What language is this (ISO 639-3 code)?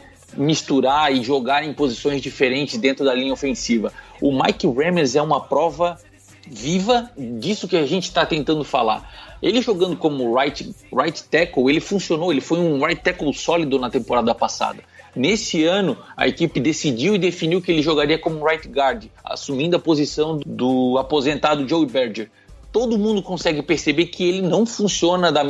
por